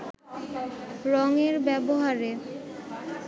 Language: Bangla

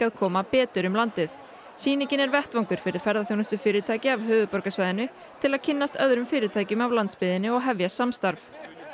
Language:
Icelandic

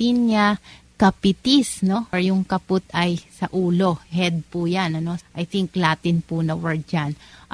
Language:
Filipino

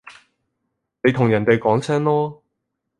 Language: Cantonese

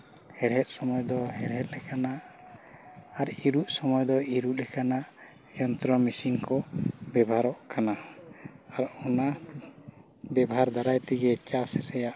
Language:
Santali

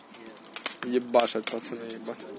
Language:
Russian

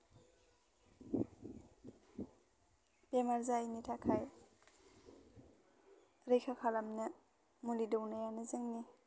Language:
Bodo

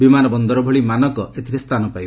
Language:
Odia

